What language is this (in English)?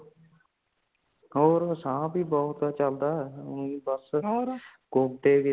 Punjabi